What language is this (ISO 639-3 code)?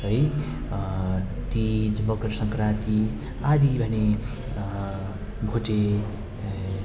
nep